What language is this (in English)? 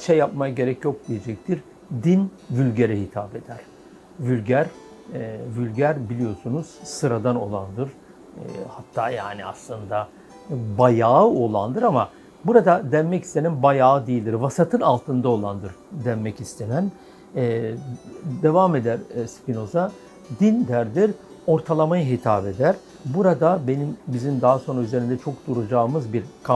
Turkish